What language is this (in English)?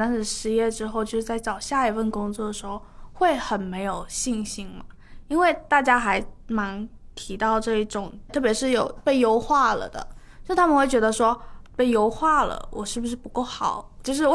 Chinese